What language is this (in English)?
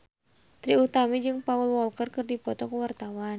Sundanese